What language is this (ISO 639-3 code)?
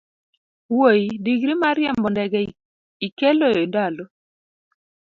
luo